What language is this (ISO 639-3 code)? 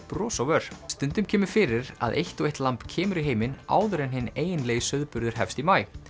isl